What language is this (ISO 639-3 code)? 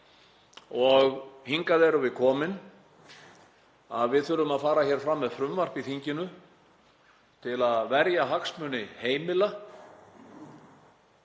isl